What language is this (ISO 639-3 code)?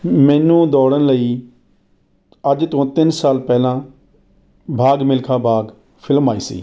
pan